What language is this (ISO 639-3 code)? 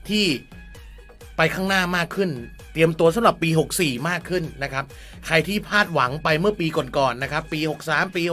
tha